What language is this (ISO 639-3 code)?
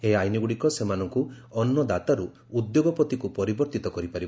ori